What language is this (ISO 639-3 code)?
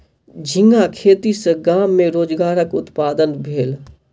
mai